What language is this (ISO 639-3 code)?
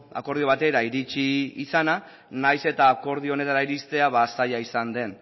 eus